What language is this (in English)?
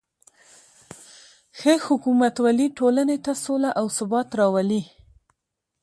Pashto